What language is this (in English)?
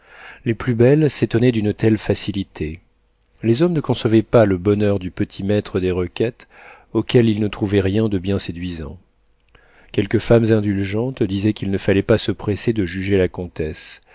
French